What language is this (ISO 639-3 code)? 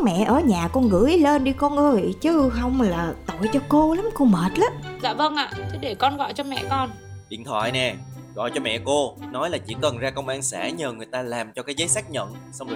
vie